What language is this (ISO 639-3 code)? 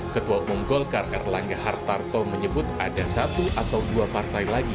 ind